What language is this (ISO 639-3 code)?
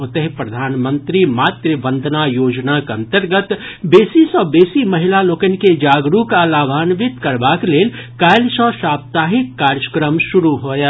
mai